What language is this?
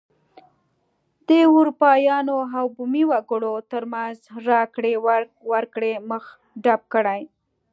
Pashto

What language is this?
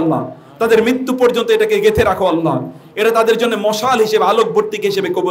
Arabic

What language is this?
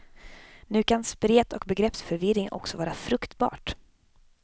Swedish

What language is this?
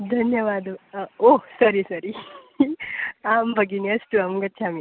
Sanskrit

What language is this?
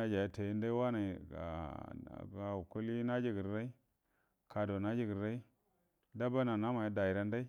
Buduma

